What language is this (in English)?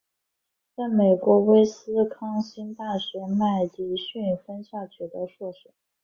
Chinese